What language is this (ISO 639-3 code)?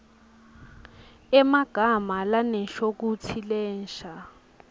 ssw